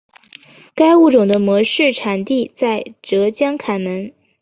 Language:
Chinese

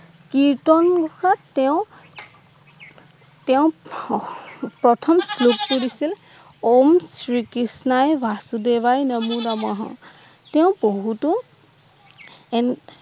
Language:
Assamese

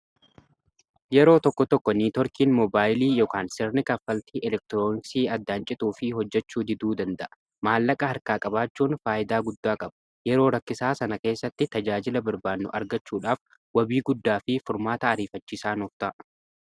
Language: Oromo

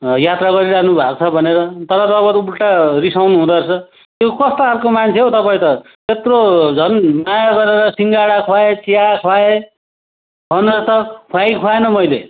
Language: Nepali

